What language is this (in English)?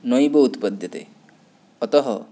Sanskrit